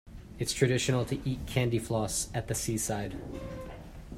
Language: English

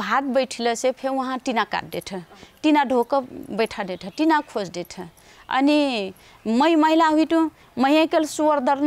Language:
Hindi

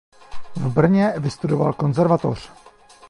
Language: Czech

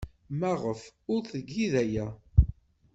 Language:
Kabyle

